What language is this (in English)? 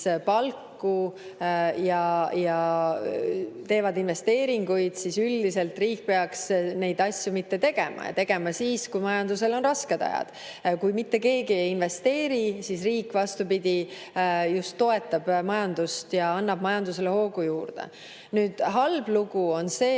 Estonian